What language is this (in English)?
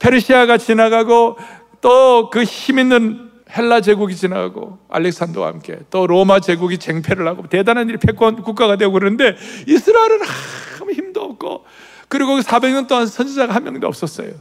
Korean